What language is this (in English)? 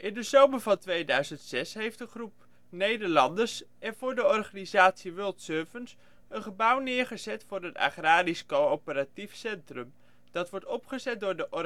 Dutch